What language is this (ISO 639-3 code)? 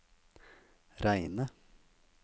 nor